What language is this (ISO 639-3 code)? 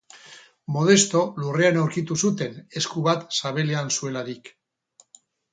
eus